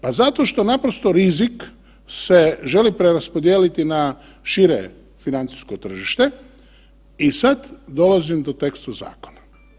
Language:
Croatian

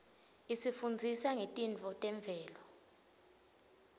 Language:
Swati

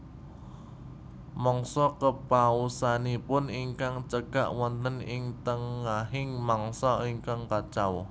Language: Javanese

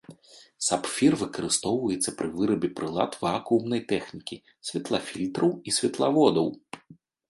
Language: Belarusian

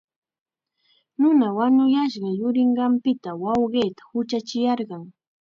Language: Chiquián Ancash Quechua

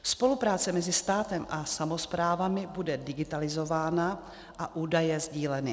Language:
Czech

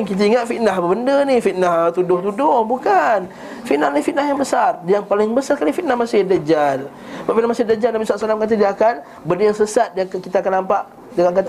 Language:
Malay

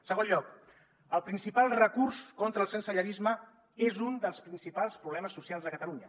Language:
Catalan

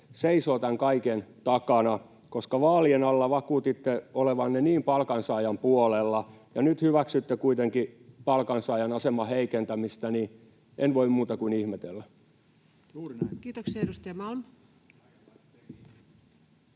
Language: Finnish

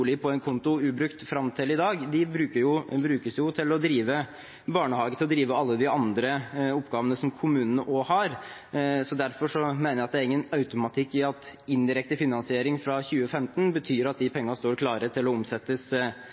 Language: Norwegian Bokmål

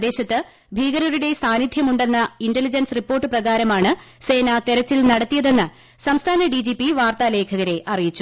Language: Malayalam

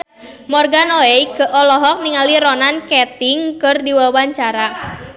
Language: Sundanese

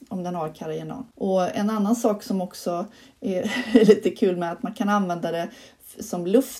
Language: Swedish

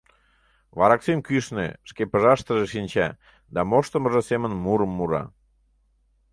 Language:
Mari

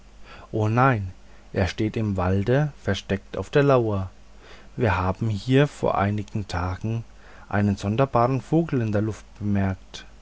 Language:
German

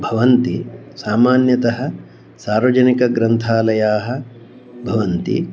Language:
Sanskrit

